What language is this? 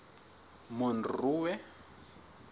Southern Sotho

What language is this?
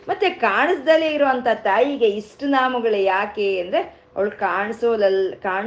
Kannada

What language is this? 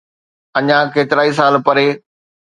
Sindhi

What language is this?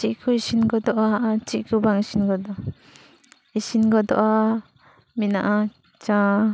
Santali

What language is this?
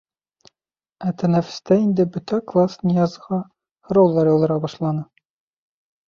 Bashkir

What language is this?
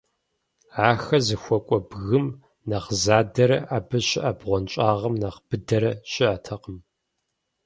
Kabardian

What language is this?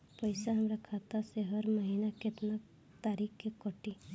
Bhojpuri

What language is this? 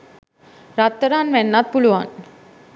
Sinhala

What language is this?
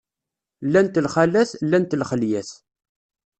Kabyle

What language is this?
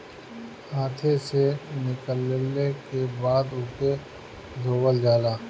Bhojpuri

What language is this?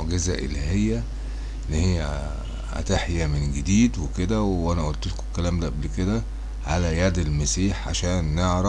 Arabic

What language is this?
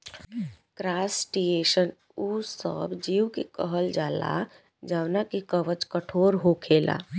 Bhojpuri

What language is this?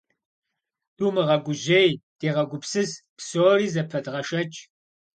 Kabardian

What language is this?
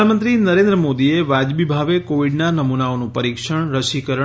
Gujarati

